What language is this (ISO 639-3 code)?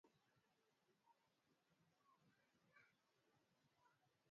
swa